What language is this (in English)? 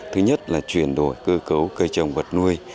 Vietnamese